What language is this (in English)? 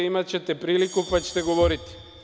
Serbian